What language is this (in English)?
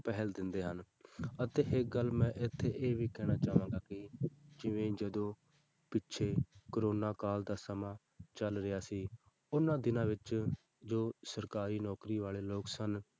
Punjabi